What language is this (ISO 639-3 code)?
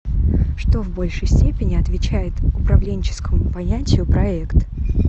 rus